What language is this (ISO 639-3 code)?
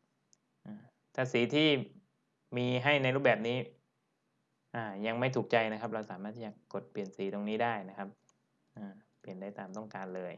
tha